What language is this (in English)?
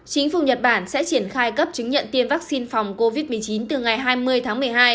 Vietnamese